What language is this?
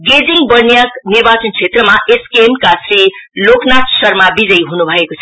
Nepali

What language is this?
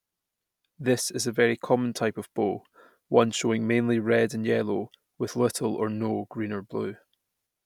English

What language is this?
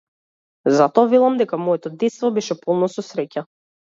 Macedonian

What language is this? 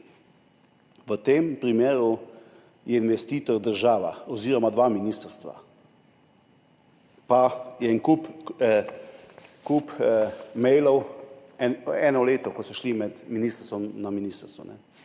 Slovenian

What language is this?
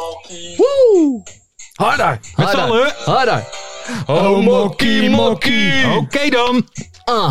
Dutch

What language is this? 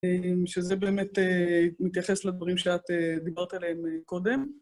Hebrew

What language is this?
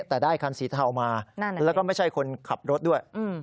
Thai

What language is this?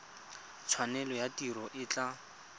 Tswana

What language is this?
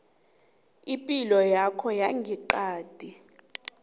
South Ndebele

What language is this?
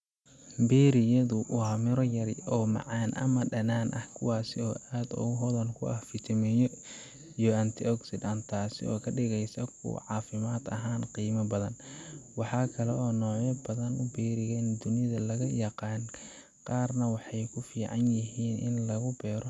Somali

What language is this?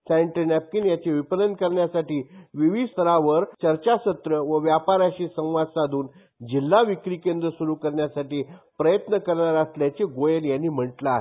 Marathi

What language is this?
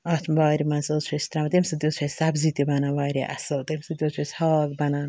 Kashmiri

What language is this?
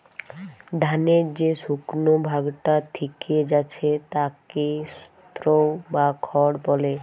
Bangla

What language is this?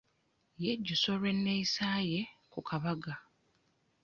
Ganda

